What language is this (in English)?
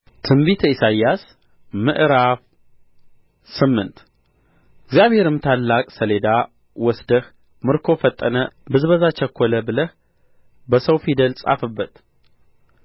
Amharic